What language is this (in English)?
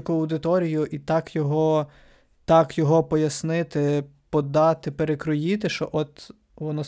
Ukrainian